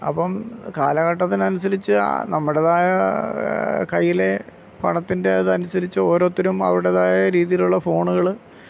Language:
Malayalam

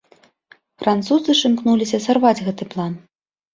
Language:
Belarusian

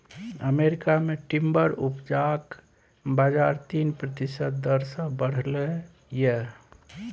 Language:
Maithili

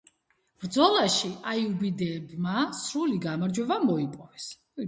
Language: Georgian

